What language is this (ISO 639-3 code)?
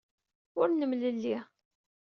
kab